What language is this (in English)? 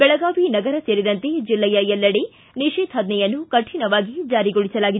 Kannada